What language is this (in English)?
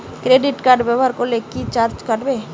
Bangla